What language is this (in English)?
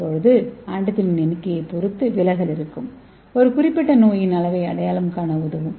Tamil